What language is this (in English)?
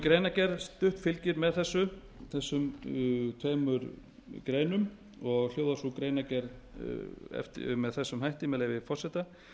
Icelandic